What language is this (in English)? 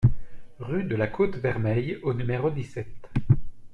French